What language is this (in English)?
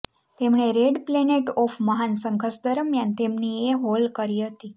Gujarati